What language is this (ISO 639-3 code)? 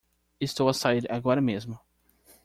por